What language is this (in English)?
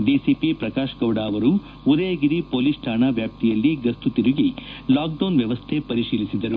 Kannada